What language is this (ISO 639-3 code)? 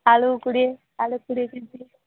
ori